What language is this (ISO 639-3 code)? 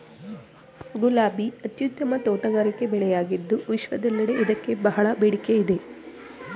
kan